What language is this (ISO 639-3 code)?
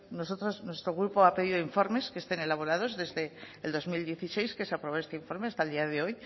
spa